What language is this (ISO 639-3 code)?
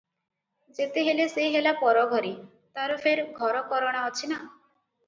ori